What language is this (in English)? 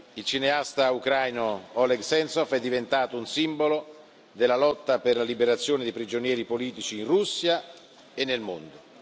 Italian